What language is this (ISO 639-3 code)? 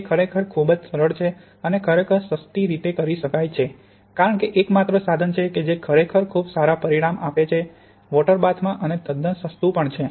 guj